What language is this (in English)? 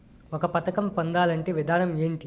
Telugu